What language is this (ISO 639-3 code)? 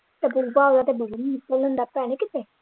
pan